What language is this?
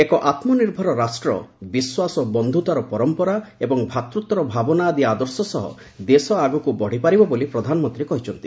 Odia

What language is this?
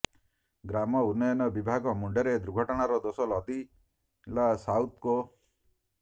Odia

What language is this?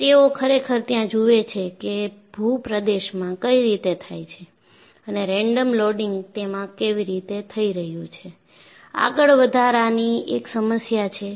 Gujarati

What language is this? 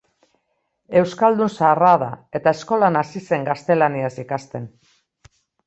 Basque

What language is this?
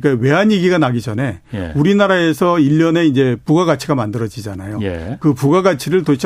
Korean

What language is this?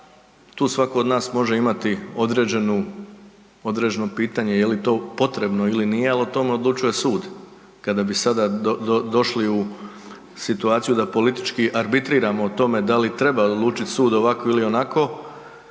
Croatian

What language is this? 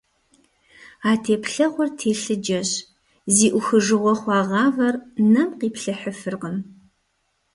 Kabardian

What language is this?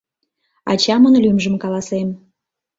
Mari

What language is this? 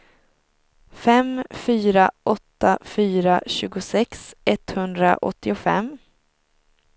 Swedish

